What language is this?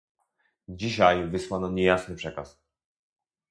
Polish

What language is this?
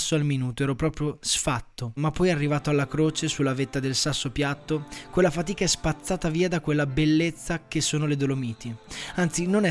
Italian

